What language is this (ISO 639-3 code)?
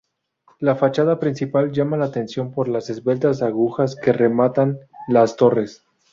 spa